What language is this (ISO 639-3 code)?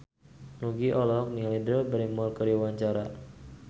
sun